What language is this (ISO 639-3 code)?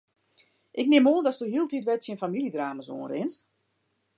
fry